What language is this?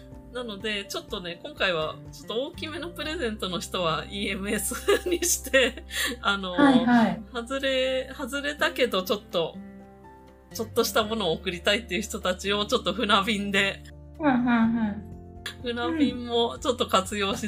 Japanese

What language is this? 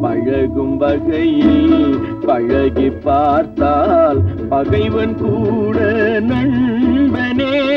Tamil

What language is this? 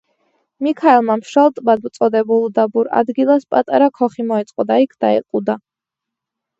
Georgian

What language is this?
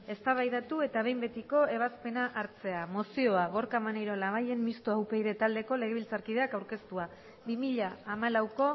Basque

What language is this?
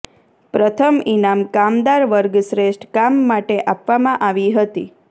Gujarati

